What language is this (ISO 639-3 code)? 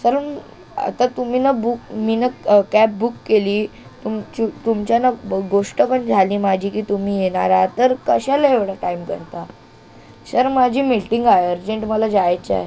mar